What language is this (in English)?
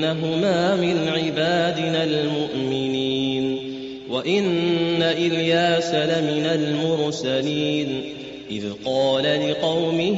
Arabic